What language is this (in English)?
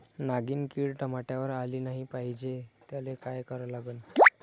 Marathi